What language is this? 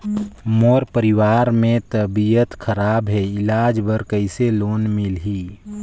Chhattisgarhi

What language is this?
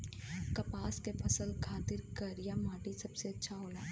Bhojpuri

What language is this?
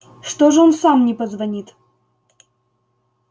Russian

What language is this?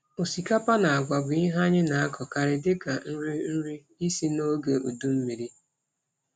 Igbo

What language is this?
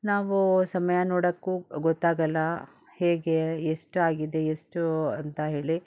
Kannada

